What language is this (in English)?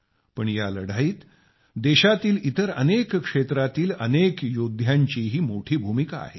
Marathi